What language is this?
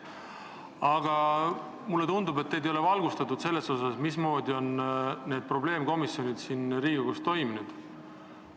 Estonian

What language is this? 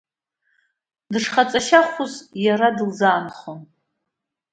Abkhazian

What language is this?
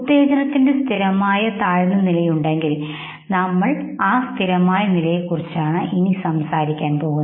Malayalam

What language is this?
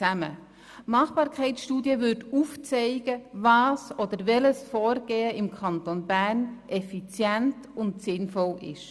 Swiss German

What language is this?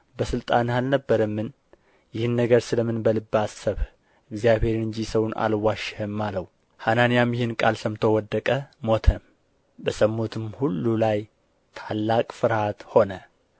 Amharic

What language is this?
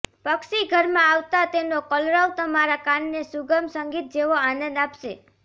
Gujarati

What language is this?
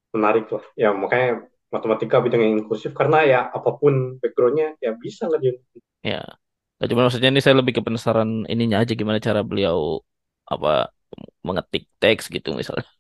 Indonesian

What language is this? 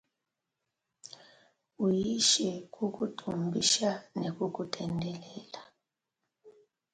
Luba-Lulua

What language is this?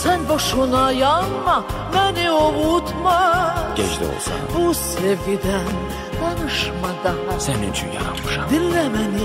Turkish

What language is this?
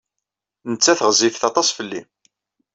Kabyle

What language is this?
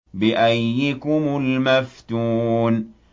Arabic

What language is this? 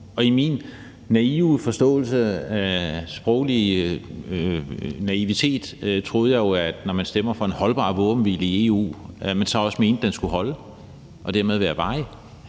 Danish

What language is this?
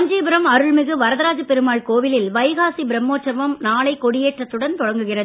Tamil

